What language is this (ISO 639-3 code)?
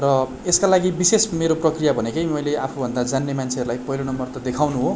nep